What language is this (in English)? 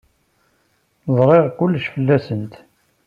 Kabyle